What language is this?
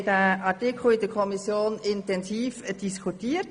Swiss German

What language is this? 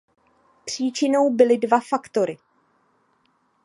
Czech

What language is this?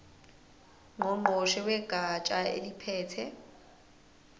Zulu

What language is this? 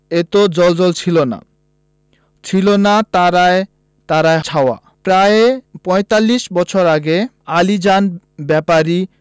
Bangla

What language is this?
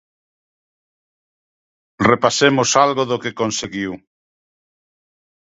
Galician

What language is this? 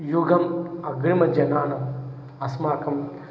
Sanskrit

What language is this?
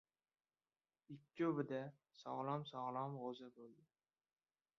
Uzbek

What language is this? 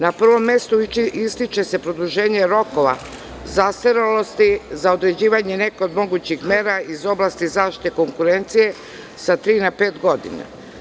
Serbian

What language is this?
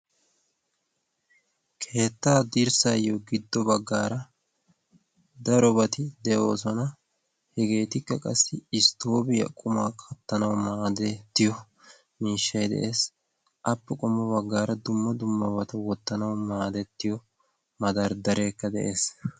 Wolaytta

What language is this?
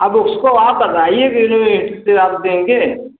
Hindi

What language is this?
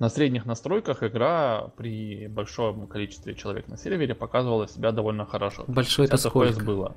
Russian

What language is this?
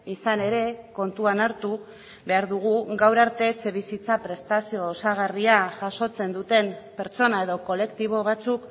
Basque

